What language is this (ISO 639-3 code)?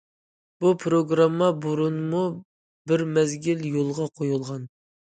uig